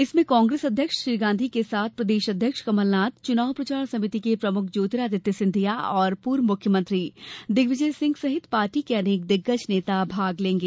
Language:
Hindi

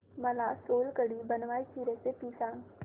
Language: Marathi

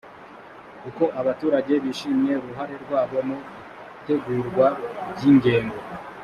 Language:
Kinyarwanda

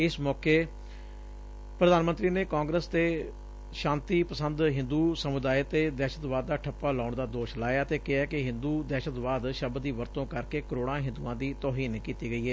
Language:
Punjabi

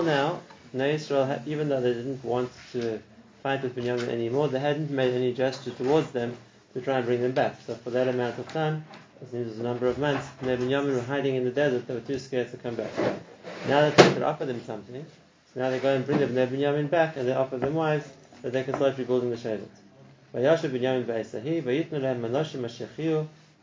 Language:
English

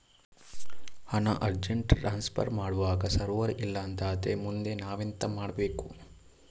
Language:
Kannada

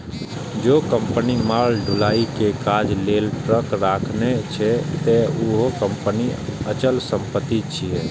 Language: Maithili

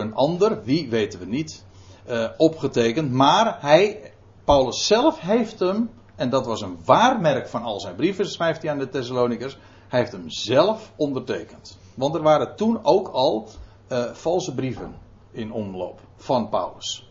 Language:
Dutch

